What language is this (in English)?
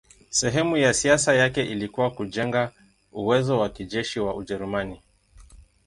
Swahili